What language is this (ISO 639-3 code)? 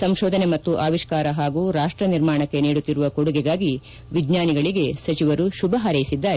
kan